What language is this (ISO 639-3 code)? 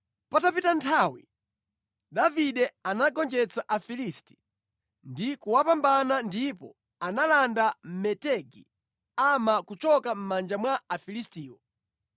nya